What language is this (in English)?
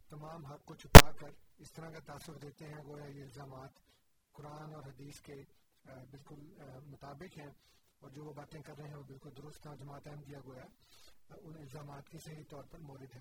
Urdu